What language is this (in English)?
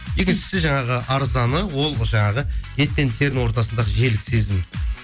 Kazakh